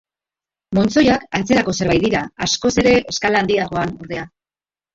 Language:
Basque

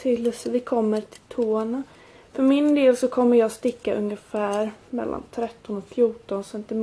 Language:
Swedish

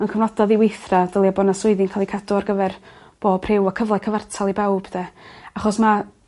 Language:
Welsh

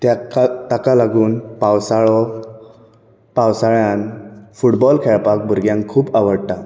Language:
Konkani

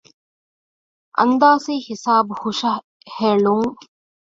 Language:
Divehi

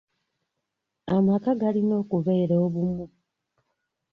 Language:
Ganda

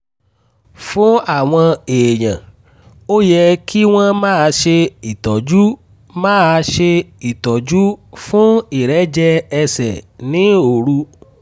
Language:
Yoruba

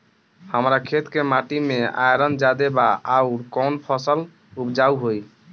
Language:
Bhojpuri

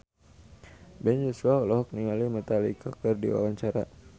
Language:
Sundanese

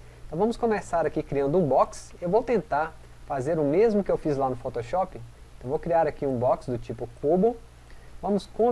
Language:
Portuguese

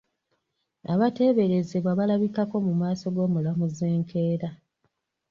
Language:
Ganda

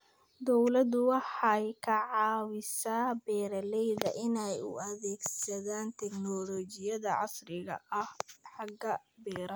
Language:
Somali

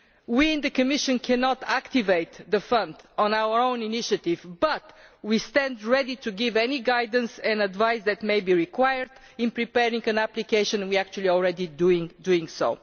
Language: English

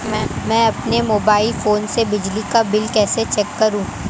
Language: Hindi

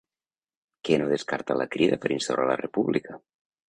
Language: Catalan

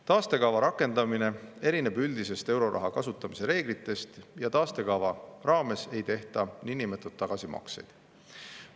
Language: Estonian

